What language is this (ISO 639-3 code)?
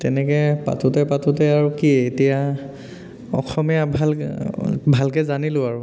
asm